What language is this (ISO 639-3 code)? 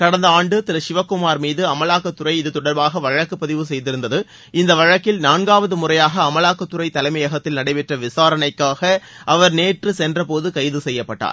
tam